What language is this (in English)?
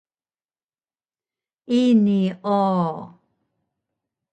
Taroko